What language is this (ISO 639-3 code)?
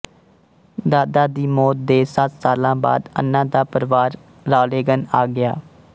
pan